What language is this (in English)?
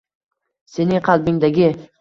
Uzbek